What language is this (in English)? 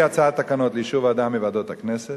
Hebrew